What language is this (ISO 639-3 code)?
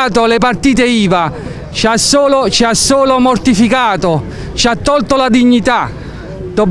ita